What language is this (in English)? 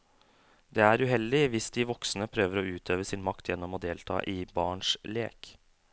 Norwegian